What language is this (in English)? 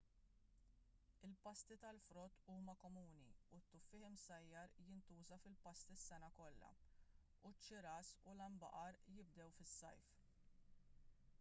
Maltese